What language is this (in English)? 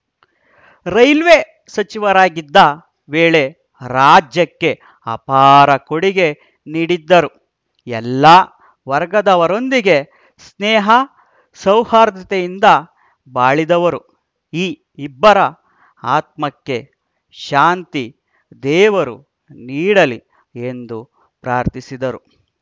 Kannada